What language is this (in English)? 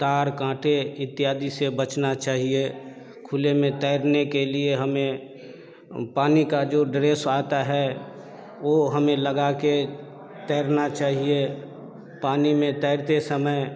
Hindi